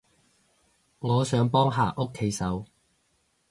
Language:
Cantonese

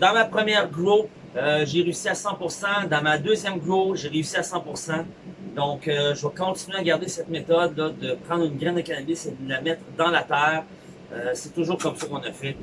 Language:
French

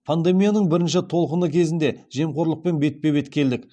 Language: Kazakh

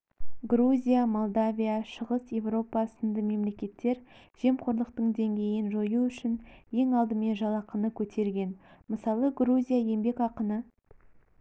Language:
Kazakh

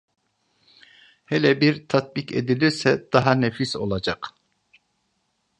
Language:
Turkish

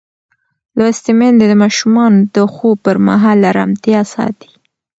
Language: Pashto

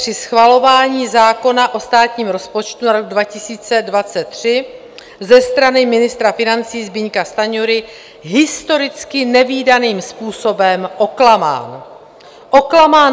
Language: Czech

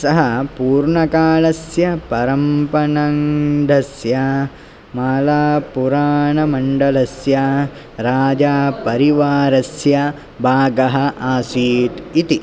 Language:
Sanskrit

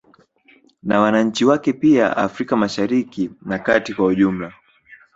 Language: Swahili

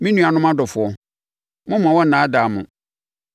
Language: Akan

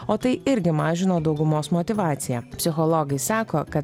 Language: Lithuanian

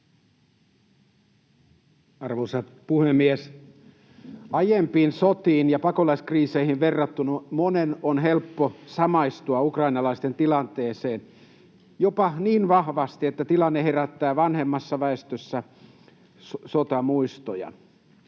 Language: Finnish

